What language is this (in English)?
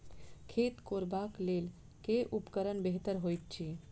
Maithili